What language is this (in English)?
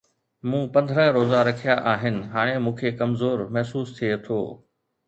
Sindhi